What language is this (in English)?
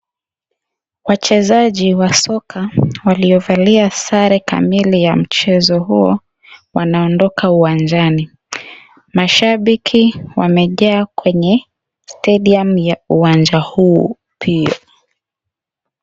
Swahili